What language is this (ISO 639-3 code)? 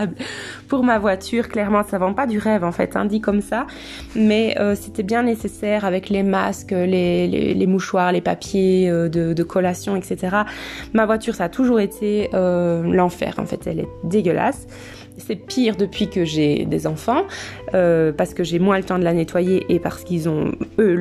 fra